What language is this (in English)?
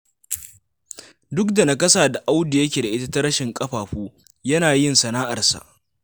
Hausa